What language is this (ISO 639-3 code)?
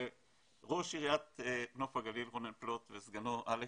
heb